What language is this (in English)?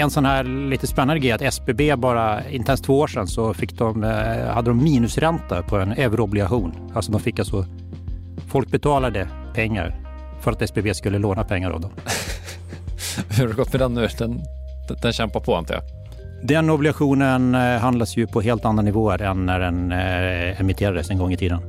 Swedish